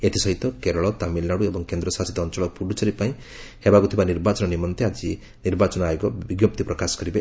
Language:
Odia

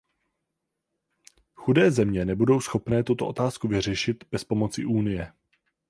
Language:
Czech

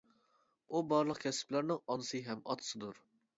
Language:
Uyghur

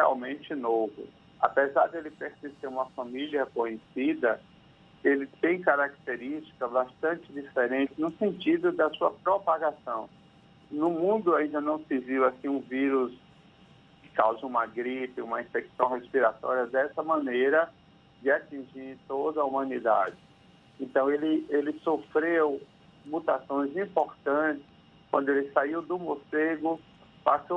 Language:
Portuguese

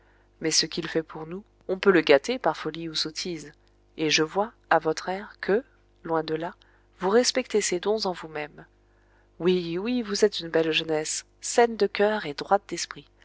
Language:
French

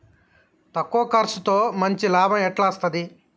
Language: Telugu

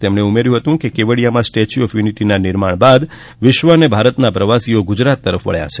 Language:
Gujarati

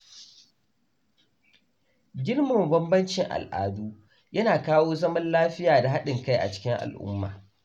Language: Hausa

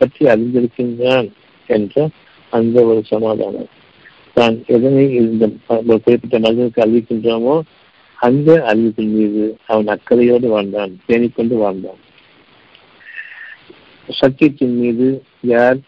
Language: Tamil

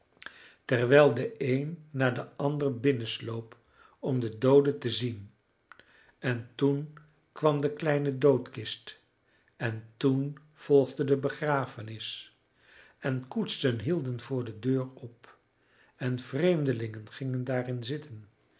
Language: Dutch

